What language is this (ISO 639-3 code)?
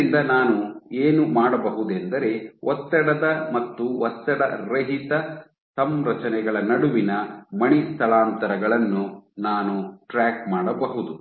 kan